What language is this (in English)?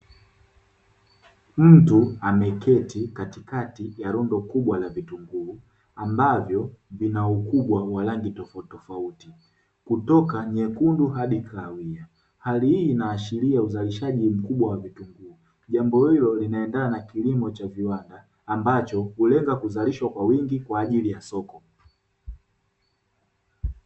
Swahili